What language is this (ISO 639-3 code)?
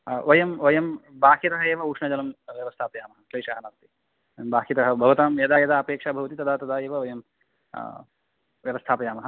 san